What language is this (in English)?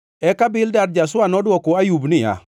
Luo (Kenya and Tanzania)